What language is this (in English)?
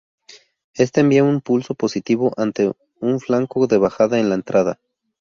Spanish